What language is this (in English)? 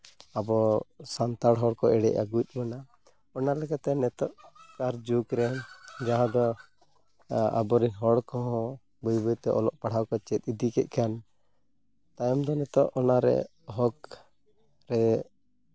Santali